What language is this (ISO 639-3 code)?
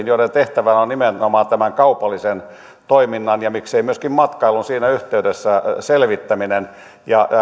fin